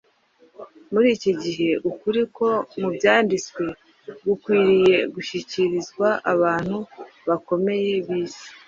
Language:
Kinyarwanda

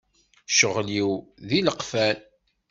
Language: Kabyle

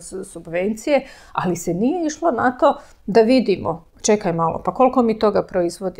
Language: Croatian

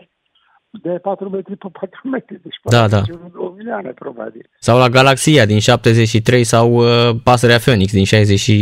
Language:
Romanian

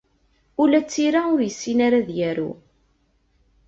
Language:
Kabyle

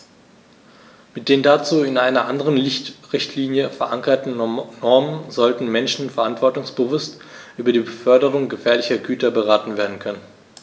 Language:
German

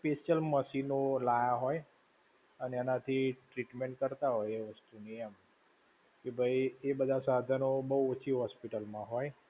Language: Gujarati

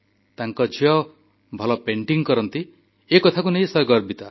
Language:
Odia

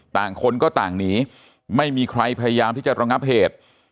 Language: Thai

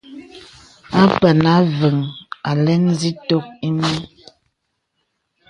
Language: Bebele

